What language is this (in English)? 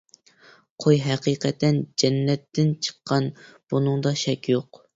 Uyghur